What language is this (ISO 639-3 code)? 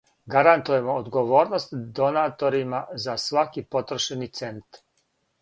srp